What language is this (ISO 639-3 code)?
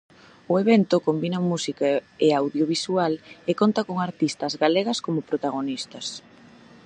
glg